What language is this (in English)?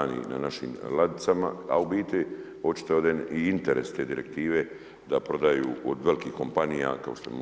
Croatian